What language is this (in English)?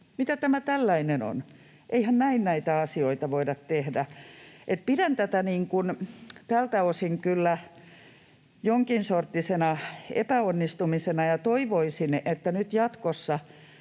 Finnish